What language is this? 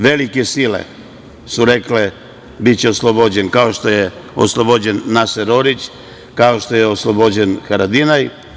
Serbian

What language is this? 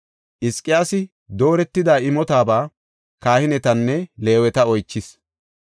Gofa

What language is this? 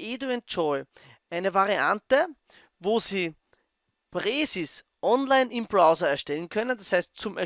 German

